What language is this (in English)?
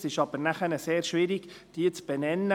Swiss German